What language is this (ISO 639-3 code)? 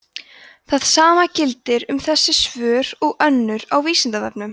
isl